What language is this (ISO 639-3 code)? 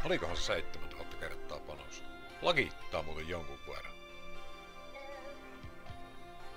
fin